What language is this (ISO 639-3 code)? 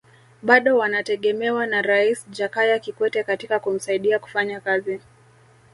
swa